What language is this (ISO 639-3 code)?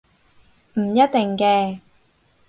yue